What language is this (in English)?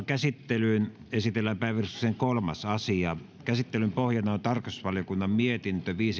Finnish